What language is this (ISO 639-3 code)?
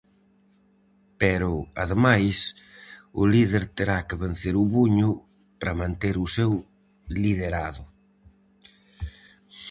glg